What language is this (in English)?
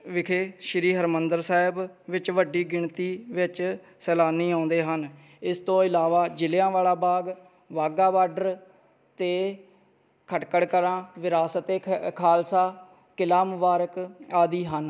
Punjabi